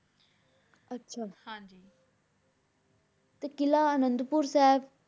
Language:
Punjabi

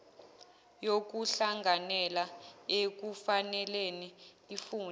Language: Zulu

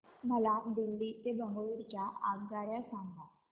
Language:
Marathi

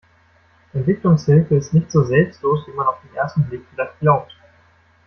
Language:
German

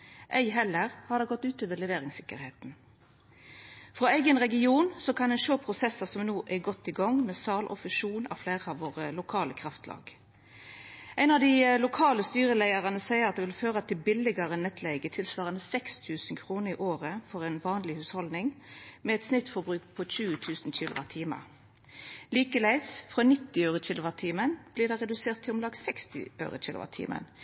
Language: Norwegian Nynorsk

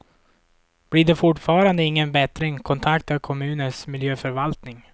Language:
Swedish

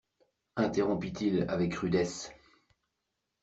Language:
French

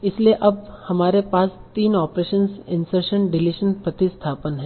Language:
Hindi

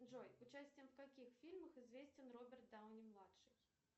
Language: Russian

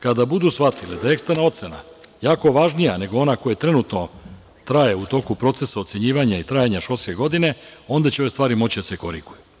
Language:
Serbian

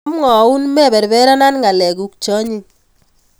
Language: Kalenjin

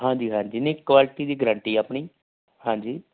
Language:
Punjabi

